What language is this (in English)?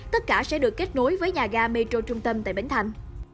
Vietnamese